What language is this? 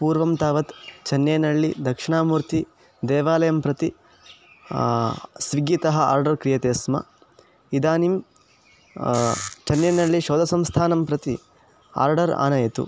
Sanskrit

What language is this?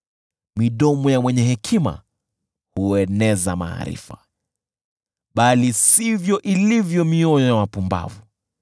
Swahili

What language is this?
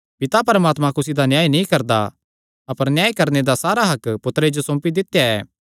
Kangri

